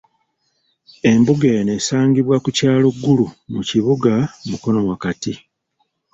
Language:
Ganda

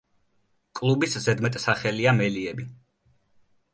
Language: Georgian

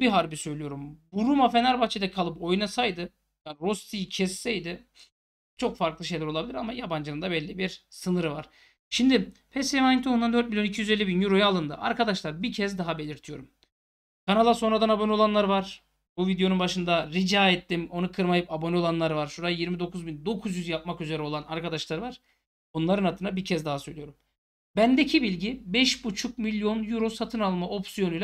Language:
Turkish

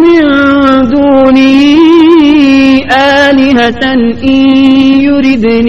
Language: Urdu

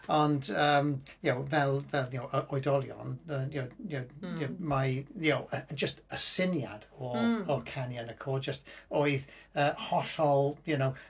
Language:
Welsh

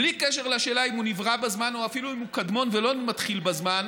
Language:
Hebrew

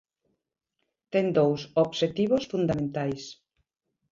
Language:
Galician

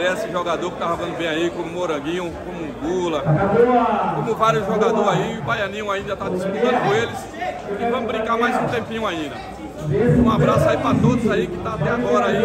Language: Portuguese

